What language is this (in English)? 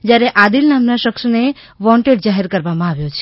Gujarati